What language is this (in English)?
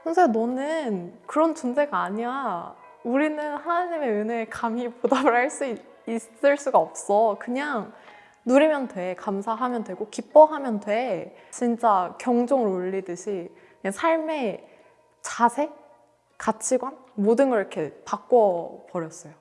Korean